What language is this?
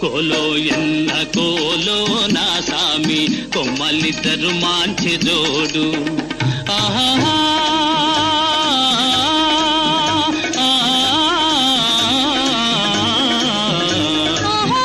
Telugu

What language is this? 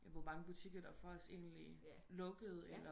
Danish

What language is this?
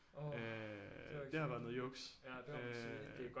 Danish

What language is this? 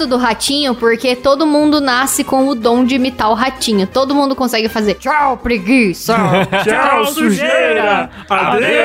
Portuguese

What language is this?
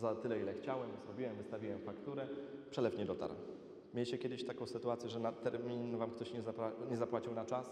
Polish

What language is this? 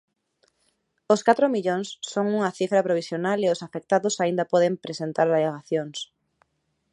Galician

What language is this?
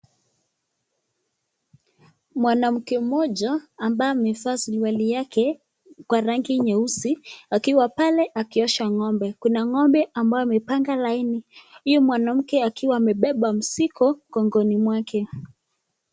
Swahili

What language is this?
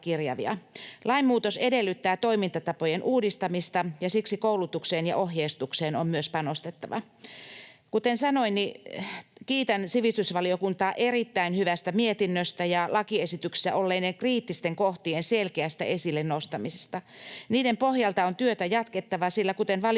Finnish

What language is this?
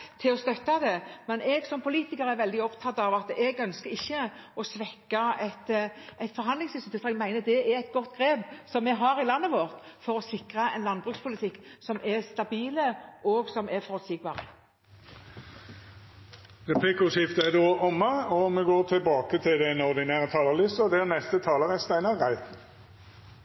Norwegian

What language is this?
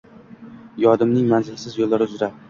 Uzbek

